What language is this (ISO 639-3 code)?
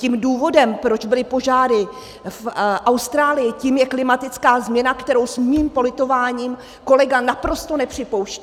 ces